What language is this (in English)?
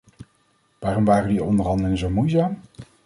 Dutch